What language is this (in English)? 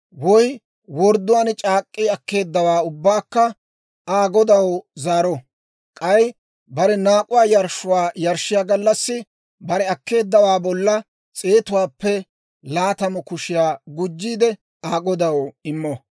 Dawro